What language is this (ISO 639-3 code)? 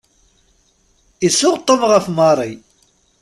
kab